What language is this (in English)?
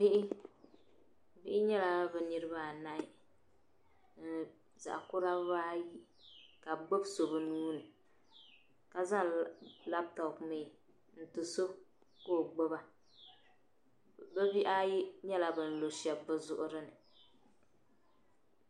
Dagbani